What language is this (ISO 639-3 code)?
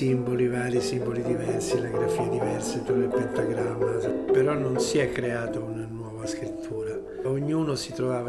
ita